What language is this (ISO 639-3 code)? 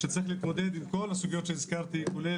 heb